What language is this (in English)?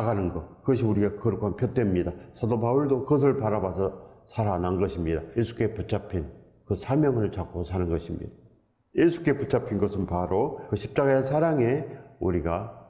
Korean